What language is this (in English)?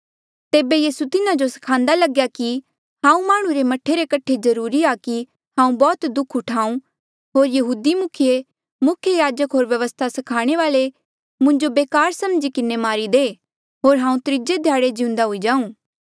Mandeali